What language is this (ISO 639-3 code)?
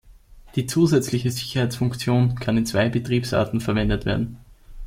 deu